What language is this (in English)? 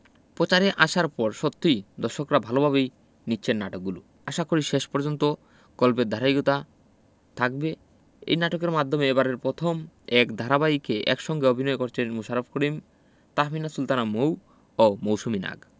Bangla